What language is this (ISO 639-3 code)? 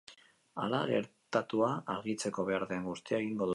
eus